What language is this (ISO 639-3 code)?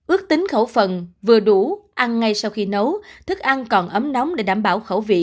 vie